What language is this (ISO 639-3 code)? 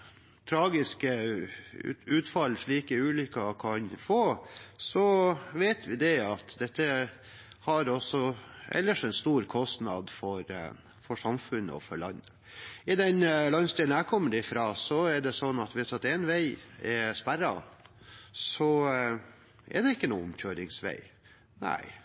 nob